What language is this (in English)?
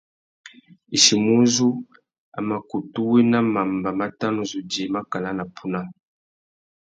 Tuki